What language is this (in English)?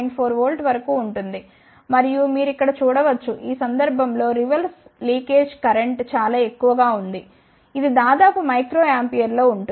Telugu